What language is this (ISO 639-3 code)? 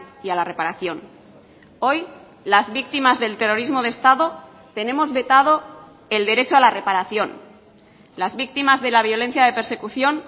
spa